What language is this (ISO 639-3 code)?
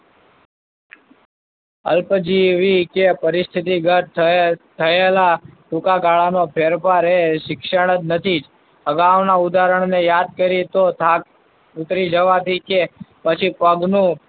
guj